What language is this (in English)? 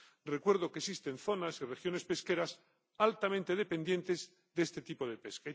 Spanish